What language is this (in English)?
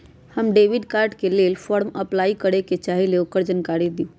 Magahi